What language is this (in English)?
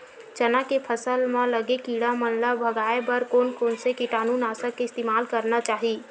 Chhattisgarhi